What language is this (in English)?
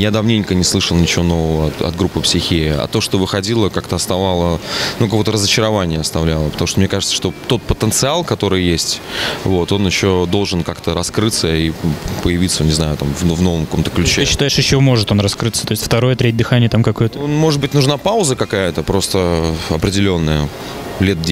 Russian